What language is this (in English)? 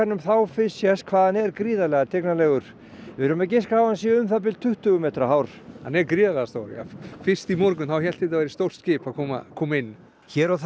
Icelandic